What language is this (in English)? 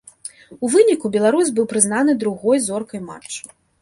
Belarusian